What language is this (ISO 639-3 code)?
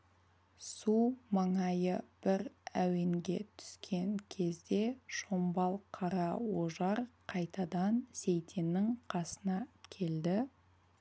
kaz